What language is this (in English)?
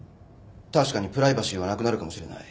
Japanese